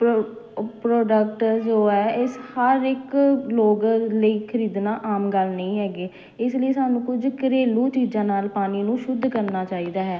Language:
Punjabi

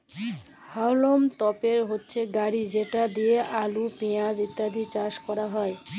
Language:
Bangla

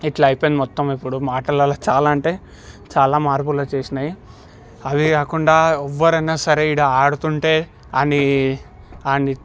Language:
Telugu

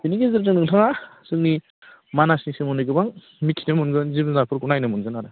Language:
Bodo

